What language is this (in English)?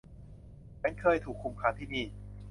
Thai